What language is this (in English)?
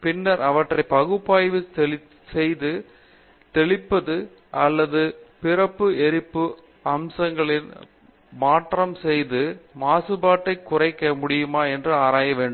Tamil